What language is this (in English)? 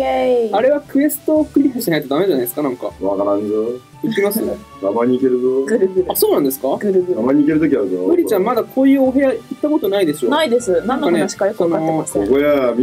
Japanese